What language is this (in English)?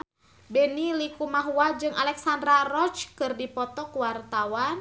Sundanese